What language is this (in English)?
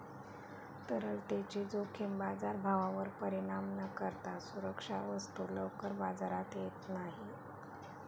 Marathi